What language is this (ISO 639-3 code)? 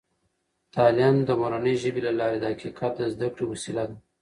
pus